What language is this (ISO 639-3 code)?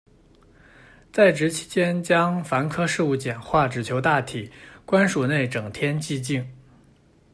zho